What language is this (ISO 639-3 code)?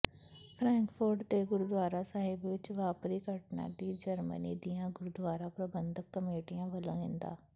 pan